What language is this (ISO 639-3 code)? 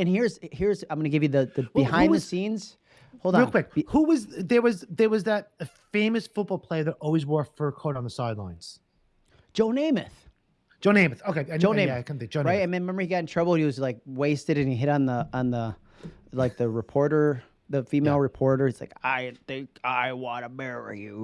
eng